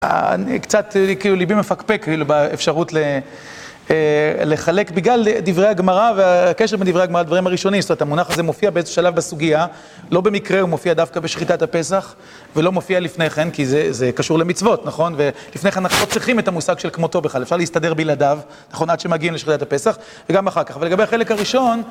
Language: Hebrew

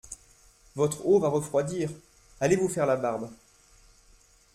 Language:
French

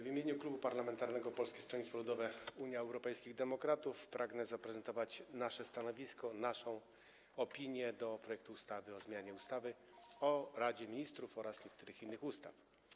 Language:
Polish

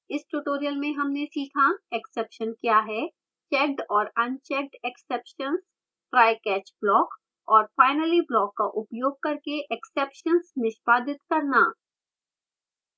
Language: Hindi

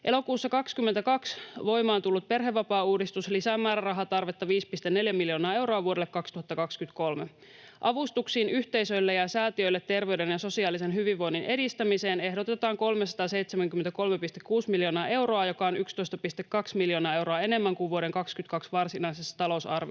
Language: Finnish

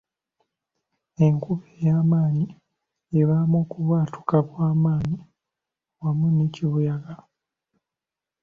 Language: Ganda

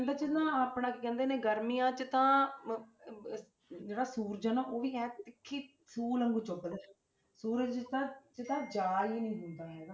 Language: Punjabi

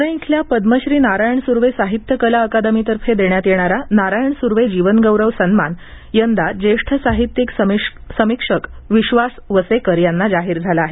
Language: Marathi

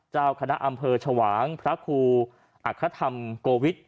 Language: Thai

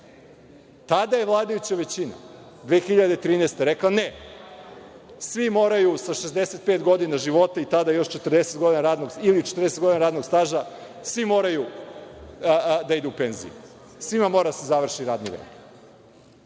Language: Serbian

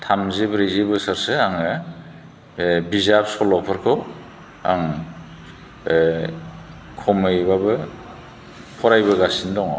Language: Bodo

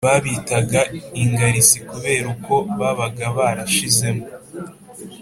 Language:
Kinyarwanda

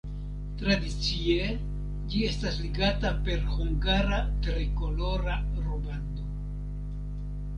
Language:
Esperanto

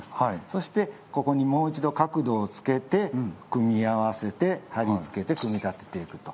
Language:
Japanese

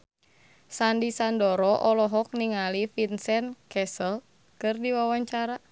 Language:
Sundanese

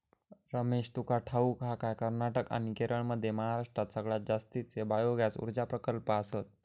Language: Marathi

